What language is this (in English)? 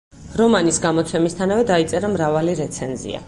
Georgian